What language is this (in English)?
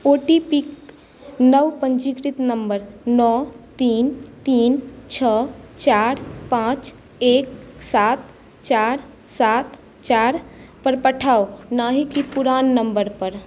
Maithili